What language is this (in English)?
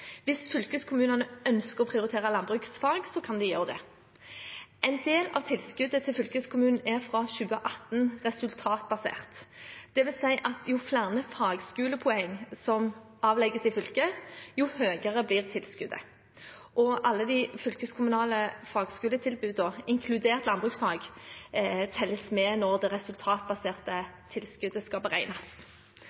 Norwegian Bokmål